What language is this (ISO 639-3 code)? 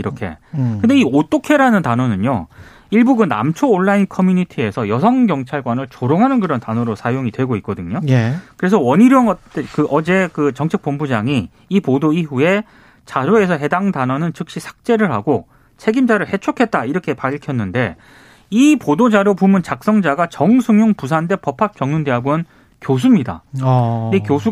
kor